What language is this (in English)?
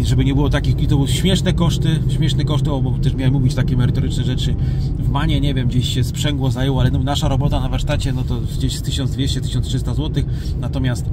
Polish